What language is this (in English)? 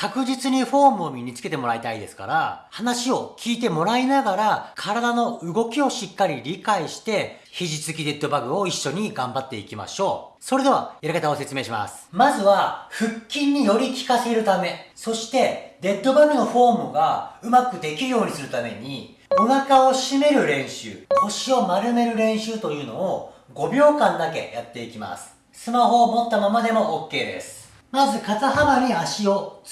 Japanese